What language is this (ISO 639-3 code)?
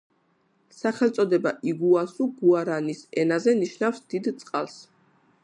kat